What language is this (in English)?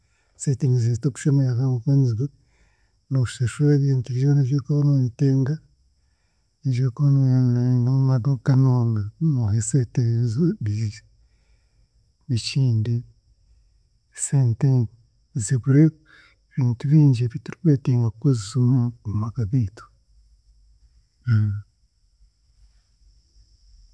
Chiga